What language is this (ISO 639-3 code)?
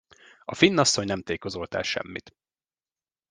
hun